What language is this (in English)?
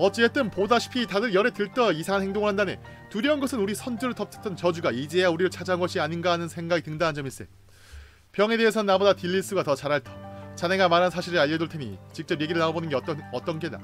Korean